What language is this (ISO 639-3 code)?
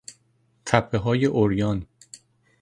fas